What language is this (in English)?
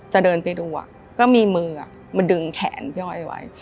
Thai